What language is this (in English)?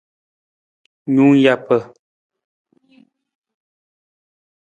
Nawdm